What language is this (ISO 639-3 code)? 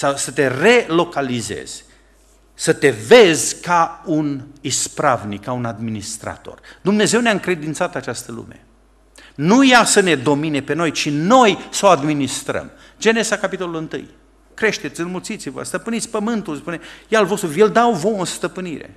ron